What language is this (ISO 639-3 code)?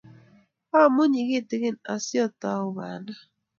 kln